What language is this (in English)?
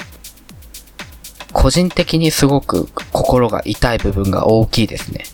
Japanese